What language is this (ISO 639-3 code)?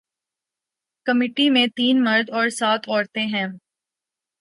urd